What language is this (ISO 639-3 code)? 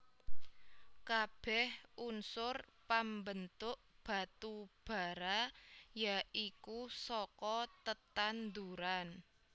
jav